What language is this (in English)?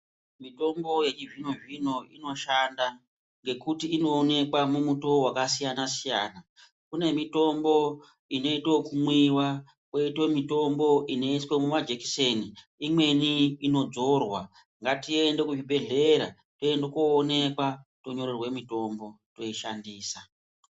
Ndau